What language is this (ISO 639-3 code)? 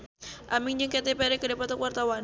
sun